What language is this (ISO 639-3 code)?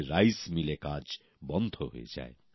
ben